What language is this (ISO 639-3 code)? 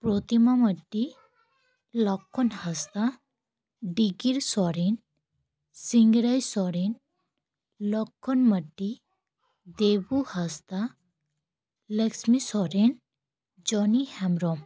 sat